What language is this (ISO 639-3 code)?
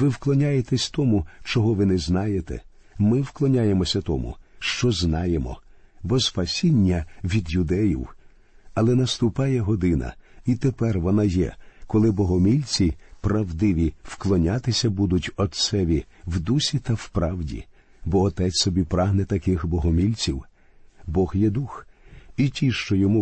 ukr